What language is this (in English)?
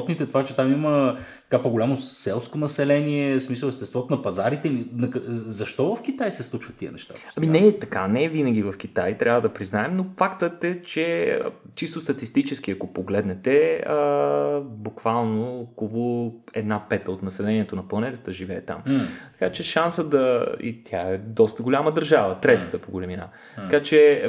Bulgarian